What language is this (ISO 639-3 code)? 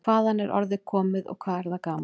isl